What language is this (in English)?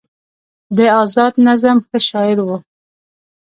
Pashto